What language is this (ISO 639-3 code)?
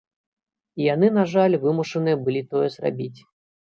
bel